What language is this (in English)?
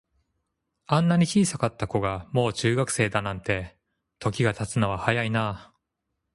Japanese